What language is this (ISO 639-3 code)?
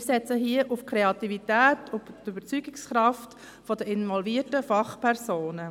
gsw